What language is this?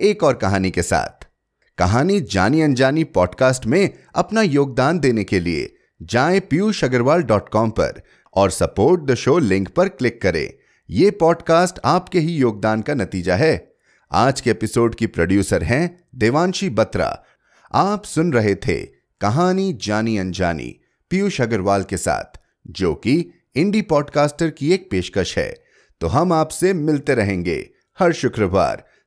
Hindi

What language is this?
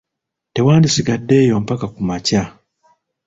Ganda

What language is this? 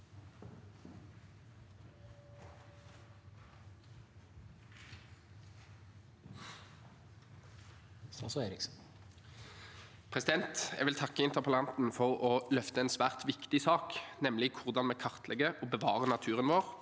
Norwegian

